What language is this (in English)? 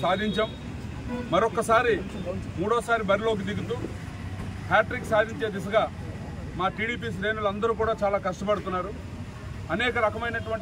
Telugu